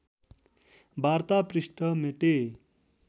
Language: Nepali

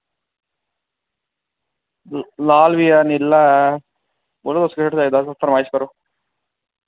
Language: Dogri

